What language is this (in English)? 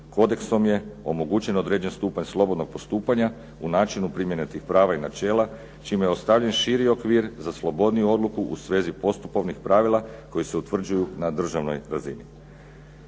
Croatian